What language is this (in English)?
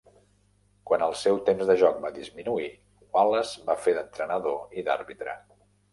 Catalan